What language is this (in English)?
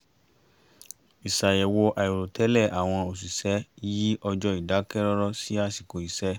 Yoruba